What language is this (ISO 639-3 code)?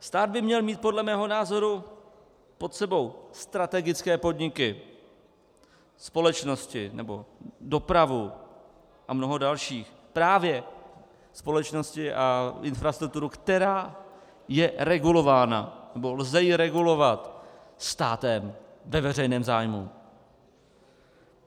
ces